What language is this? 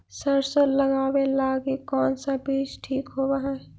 Magahi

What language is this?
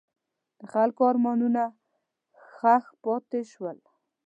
Pashto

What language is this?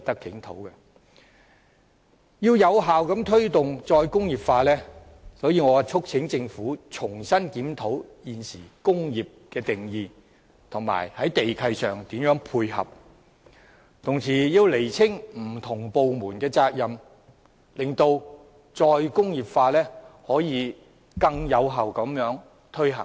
Cantonese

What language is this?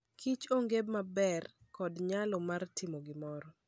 Luo (Kenya and Tanzania)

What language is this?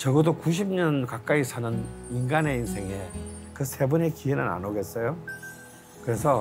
Korean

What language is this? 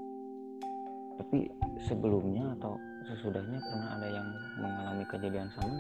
Indonesian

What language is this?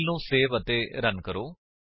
Punjabi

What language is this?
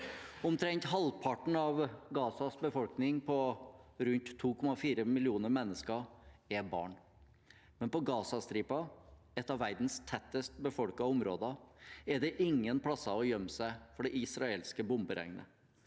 Norwegian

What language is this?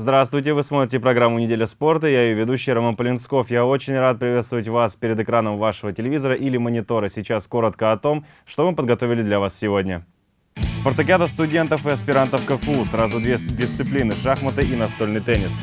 Russian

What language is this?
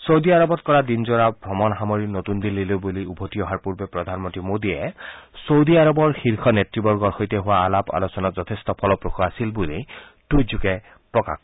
Assamese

